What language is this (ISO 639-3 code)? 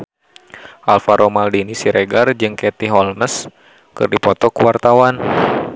sun